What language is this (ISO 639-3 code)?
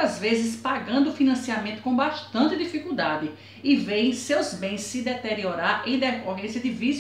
por